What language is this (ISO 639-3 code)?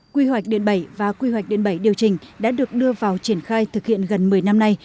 vie